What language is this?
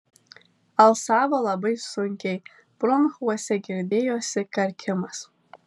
Lithuanian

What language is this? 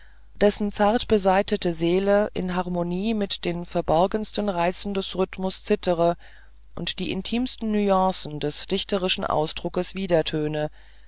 German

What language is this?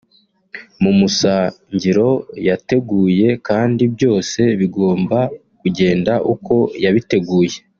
Kinyarwanda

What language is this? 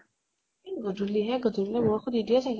Assamese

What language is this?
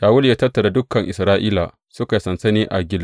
Hausa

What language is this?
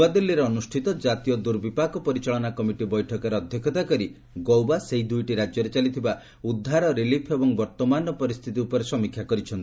Odia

